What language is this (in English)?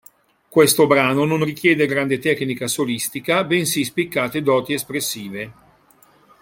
Italian